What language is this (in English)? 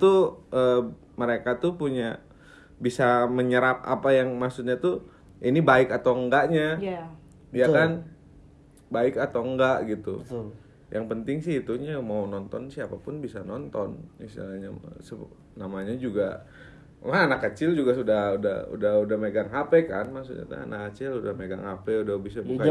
Indonesian